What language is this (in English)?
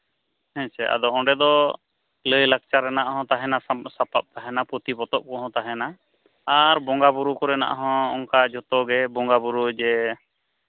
Santali